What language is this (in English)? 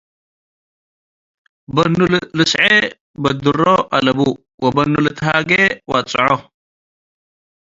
Tigre